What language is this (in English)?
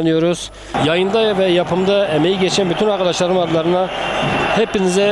Turkish